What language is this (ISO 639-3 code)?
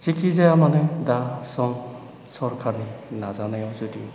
brx